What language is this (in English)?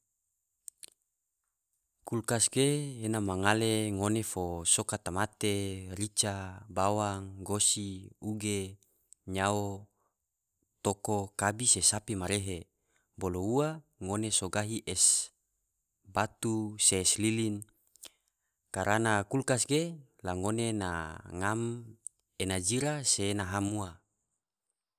Tidore